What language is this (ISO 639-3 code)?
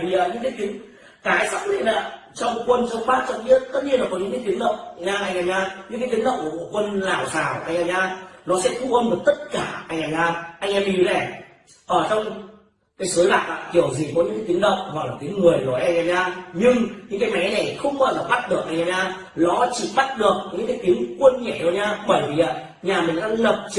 vie